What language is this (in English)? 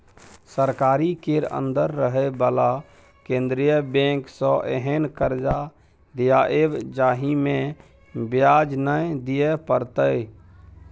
Maithili